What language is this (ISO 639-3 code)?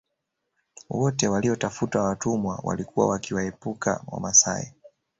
swa